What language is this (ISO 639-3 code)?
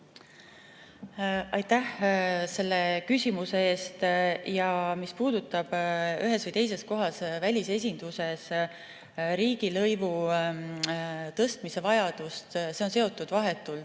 est